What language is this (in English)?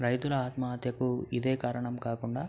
Telugu